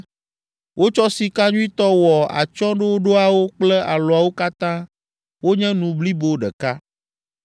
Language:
Ewe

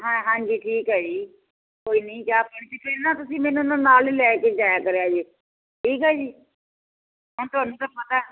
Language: Punjabi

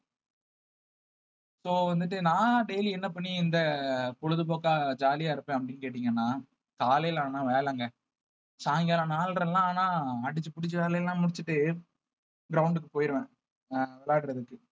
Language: Tamil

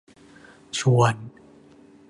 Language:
Thai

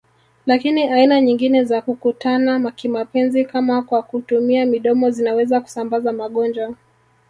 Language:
Swahili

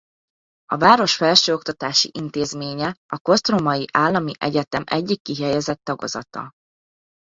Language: Hungarian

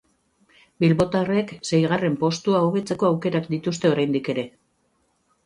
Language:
Basque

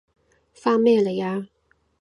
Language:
Cantonese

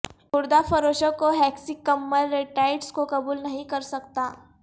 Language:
Urdu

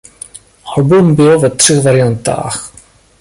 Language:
Czech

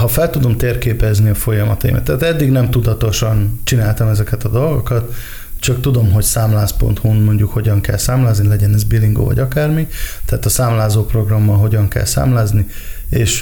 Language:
Hungarian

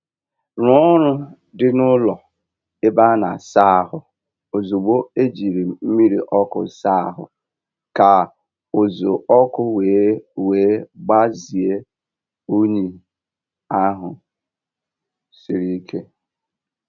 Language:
Igbo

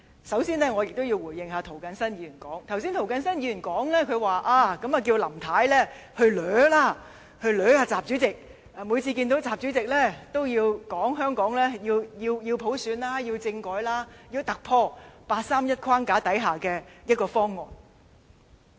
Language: Cantonese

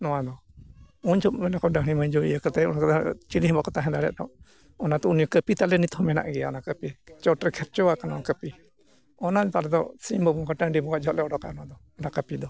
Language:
Santali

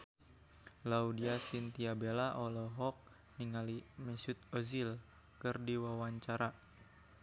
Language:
Sundanese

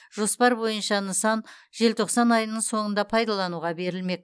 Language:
Kazakh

